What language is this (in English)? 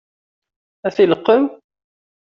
Kabyle